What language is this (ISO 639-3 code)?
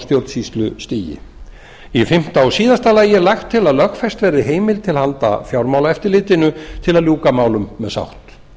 isl